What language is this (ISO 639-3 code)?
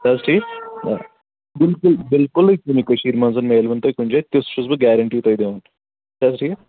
kas